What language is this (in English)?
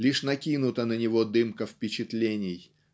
Russian